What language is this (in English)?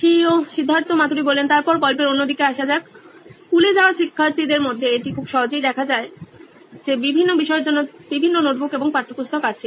Bangla